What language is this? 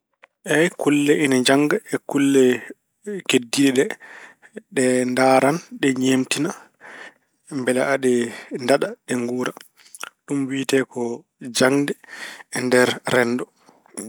Fula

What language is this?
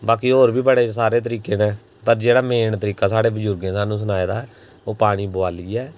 Dogri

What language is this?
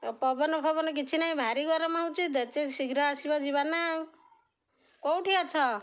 Odia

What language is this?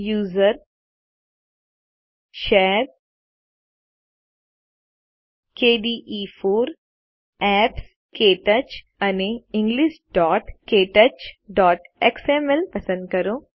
Gujarati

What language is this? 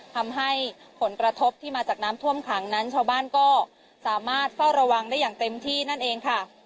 Thai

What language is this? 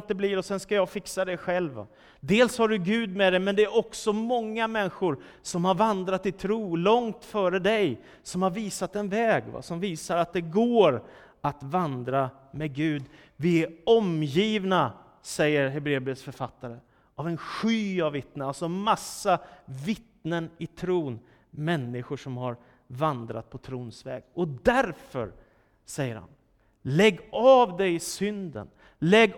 Swedish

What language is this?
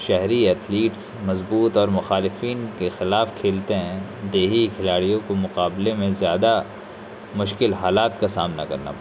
Urdu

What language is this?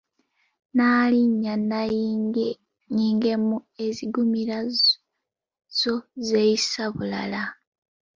Ganda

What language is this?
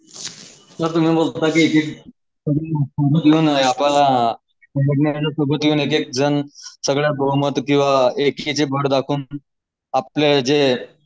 Marathi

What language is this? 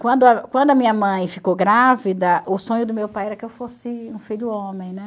Portuguese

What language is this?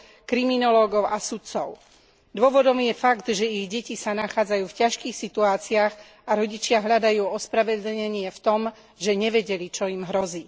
Slovak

